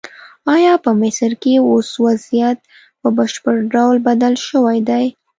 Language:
Pashto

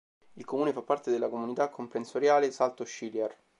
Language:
Italian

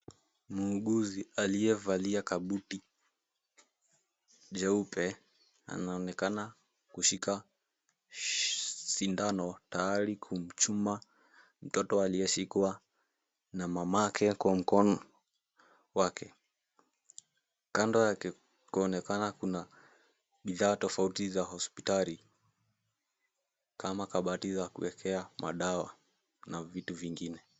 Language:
Swahili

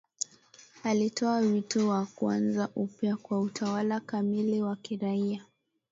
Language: Swahili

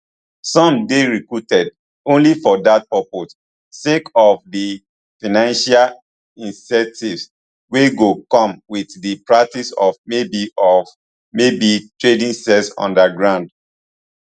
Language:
Nigerian Pidgin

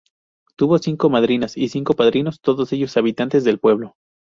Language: Spanish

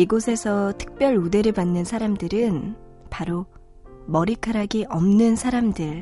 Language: Korean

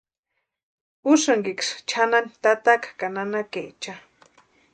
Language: Western Highland Purepecha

